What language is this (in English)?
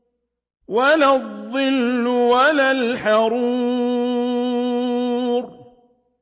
Arabic